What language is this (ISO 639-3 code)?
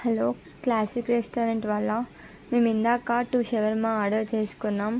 tel